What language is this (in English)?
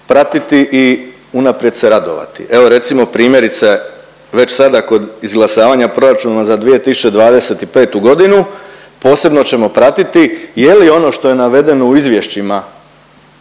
Croatian